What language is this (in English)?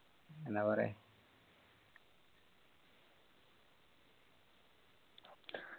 Malayalam